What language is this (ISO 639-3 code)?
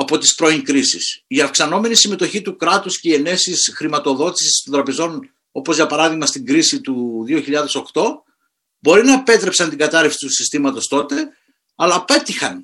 ell